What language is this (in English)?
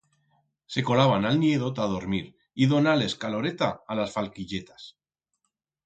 Aragonese